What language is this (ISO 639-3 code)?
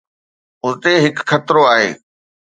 snd